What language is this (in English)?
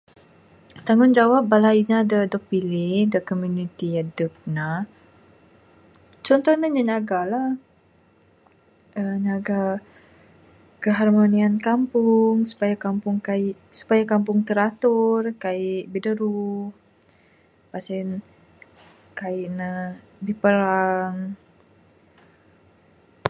Bukar-Sadung Bidayuh